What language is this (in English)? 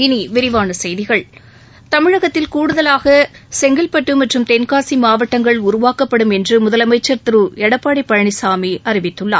Tamil